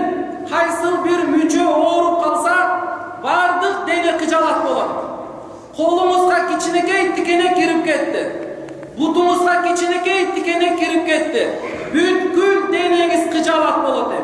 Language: Turkish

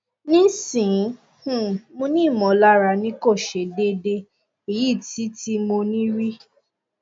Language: Yoruba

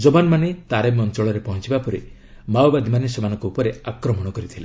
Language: Odia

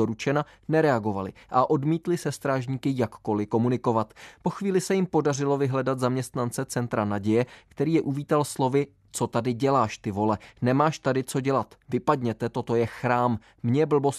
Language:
Czech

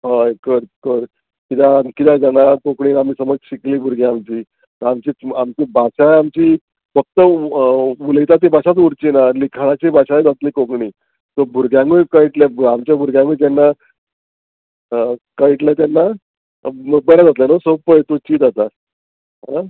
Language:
Konkani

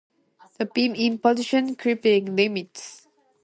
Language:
English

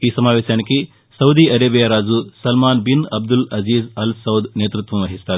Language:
Telugu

